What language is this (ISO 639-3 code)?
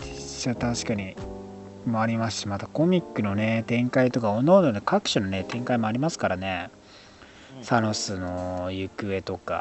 jpn